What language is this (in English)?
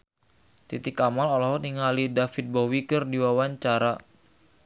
Sundanese